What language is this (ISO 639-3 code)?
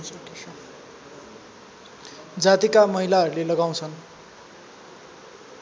nep